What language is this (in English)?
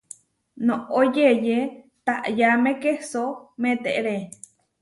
Huarijio